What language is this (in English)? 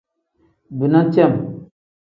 Tem